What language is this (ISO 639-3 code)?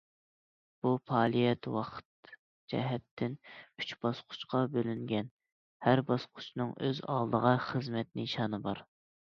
uig